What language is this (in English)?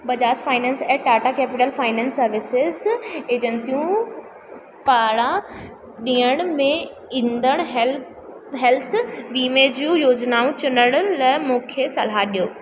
Sindhi